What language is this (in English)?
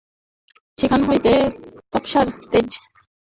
Bangla